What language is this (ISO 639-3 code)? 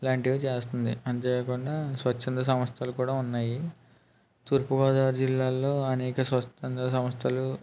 tel